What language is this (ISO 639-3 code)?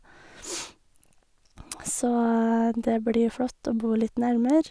nor